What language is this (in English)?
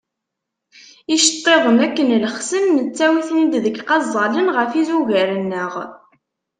Kabyle